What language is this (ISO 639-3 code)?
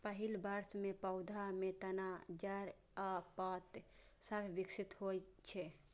mai